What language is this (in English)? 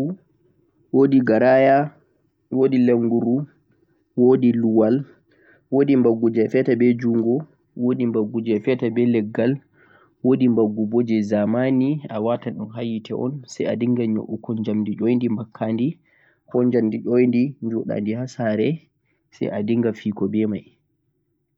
Central-Eastern Niger Fulfulde